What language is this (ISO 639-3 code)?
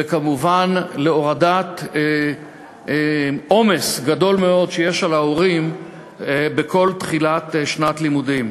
heb